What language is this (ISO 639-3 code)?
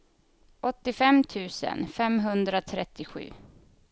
swe